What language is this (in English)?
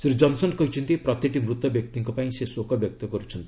Odia